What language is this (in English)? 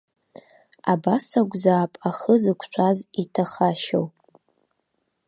Abkhazian